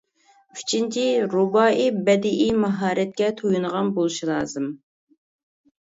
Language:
Uyghur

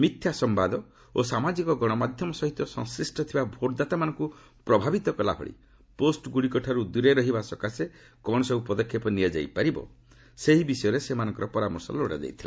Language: Odia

